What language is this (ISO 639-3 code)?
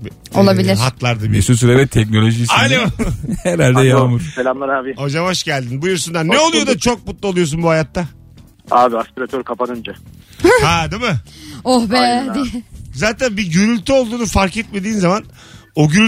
tur